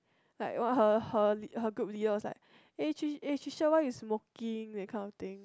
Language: English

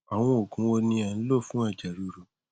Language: Yoruba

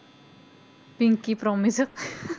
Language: Punjabi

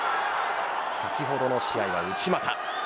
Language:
Japanese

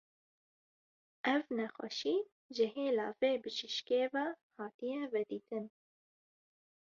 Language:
Kurdish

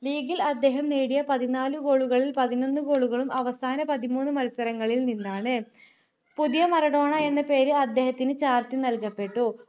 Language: Malayalam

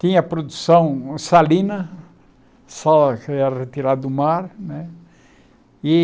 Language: Portuguese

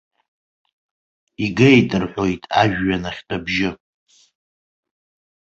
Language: Abkhazian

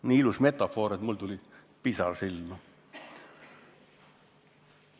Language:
Estonian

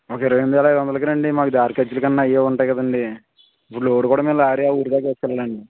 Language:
Telugu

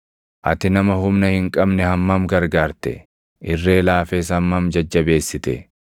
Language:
Oromo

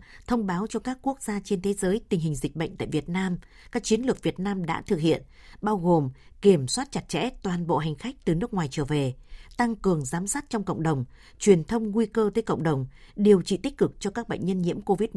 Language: Vietnamese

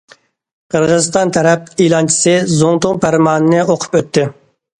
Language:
Uyghur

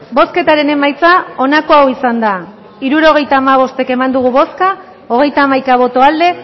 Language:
Basque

